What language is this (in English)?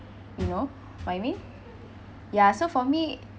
English